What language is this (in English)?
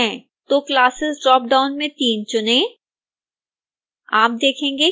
Hindi